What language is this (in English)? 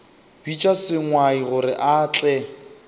Northern Sotho